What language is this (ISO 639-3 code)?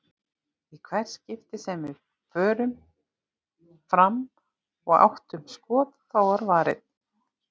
isl